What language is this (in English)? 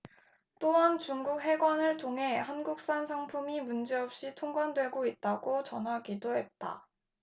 Korean